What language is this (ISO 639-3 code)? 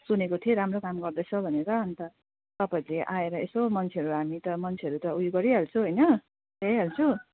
nep